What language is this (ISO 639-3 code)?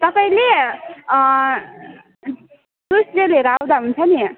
nep